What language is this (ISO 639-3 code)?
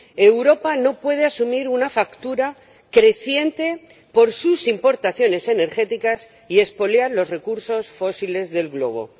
spa